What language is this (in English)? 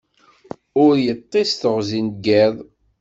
Kabyle